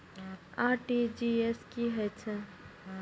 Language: Maithili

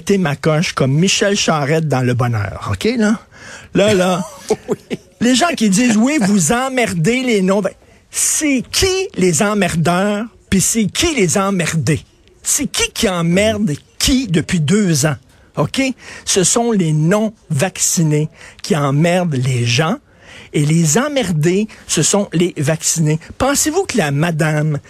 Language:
French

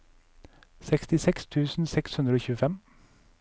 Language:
Norwegian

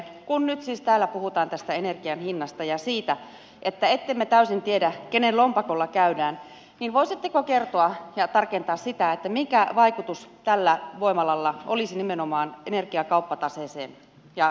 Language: Finnish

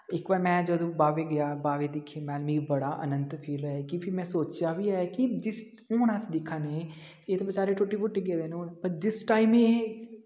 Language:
Dogri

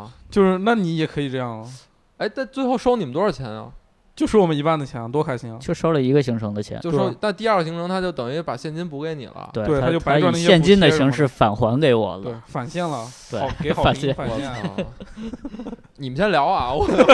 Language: Chinese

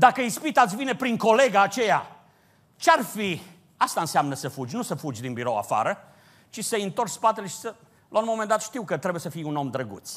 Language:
Romanian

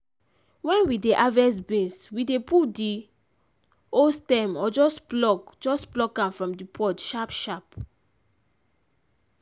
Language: Nigerian Pidgin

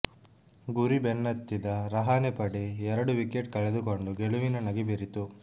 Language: Kannada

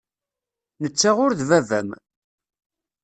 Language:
Kabyle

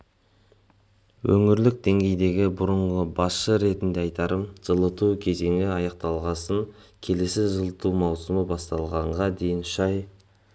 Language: Kazakh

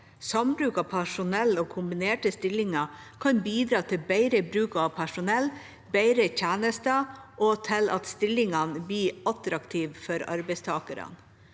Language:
Norwegian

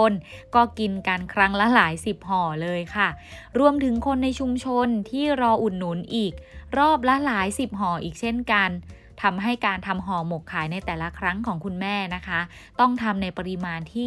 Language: Thai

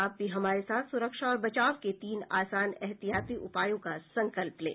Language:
Hindi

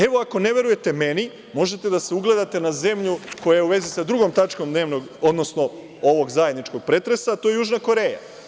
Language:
Serbian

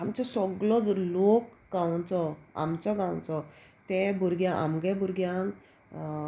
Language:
Konkani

